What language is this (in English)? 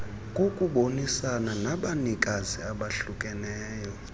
Xhosa